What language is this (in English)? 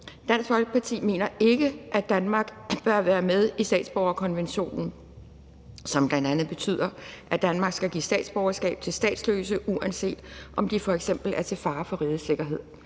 Danish